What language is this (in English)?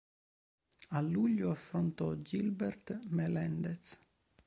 Italian